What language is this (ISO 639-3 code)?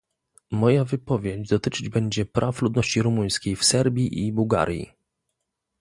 pol